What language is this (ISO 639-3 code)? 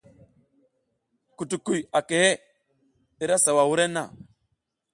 giz